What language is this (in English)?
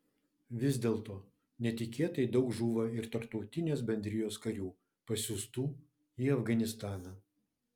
Lithuanian